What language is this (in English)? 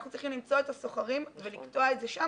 Hebrew